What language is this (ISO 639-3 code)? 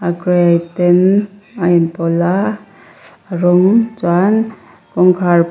lus